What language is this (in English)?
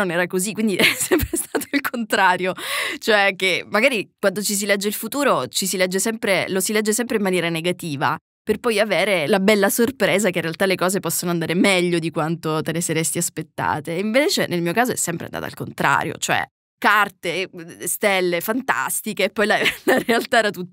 Italian